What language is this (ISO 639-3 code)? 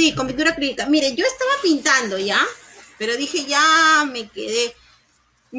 spa